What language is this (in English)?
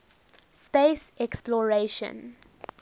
English